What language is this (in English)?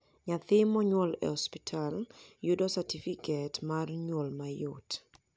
Luo (Kenya and Tanzania)